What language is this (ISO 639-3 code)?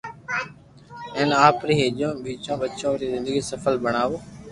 lrk